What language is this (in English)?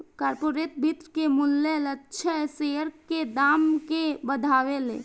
Bhojpuri